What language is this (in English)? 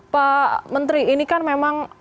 Indonesian